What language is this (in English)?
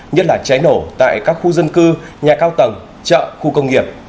Vietnamese